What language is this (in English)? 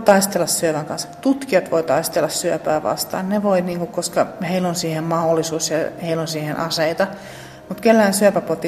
Finnish